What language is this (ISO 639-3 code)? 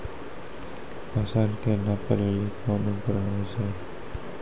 mai